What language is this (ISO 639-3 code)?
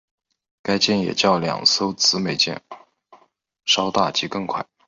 zho